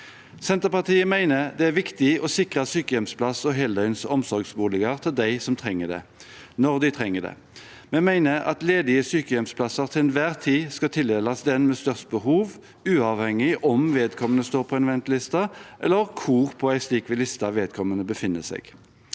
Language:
Norwegian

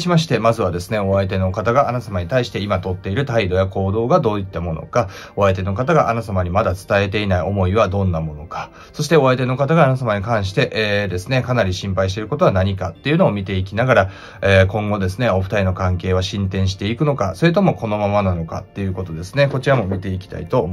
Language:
Japanese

